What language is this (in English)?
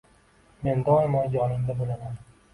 Uzbek